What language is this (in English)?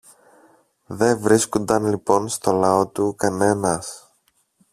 Greek